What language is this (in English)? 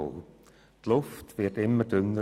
Swiss German